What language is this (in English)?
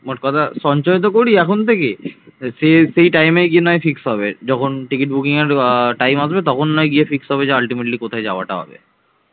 Bangla